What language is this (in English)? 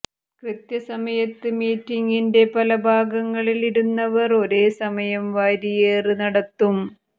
Malayalam